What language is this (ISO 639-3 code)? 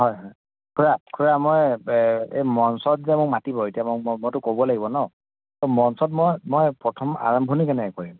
asm